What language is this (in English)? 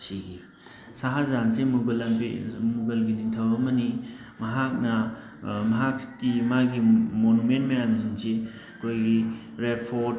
Manipuri